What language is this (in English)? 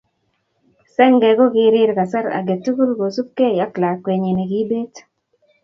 Kalenjin